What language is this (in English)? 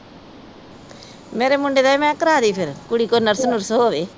Punjabi